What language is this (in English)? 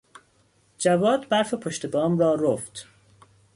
Persian